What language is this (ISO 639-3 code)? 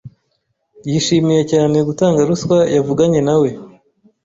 kin